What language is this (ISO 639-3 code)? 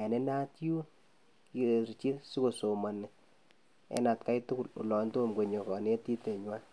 kln